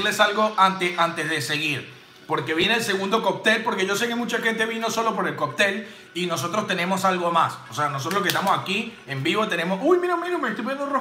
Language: Spanish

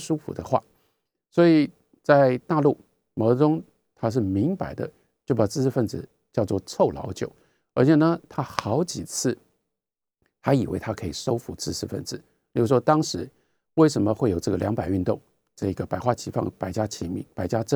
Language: Chinese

